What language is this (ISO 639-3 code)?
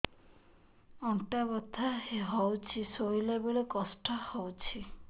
ori